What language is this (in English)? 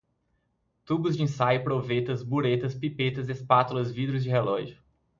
Portuguese